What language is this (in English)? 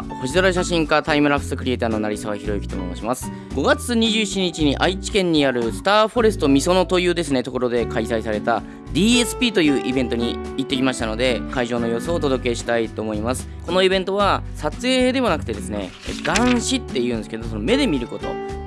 Japanese